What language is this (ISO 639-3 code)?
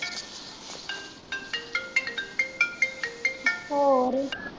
pan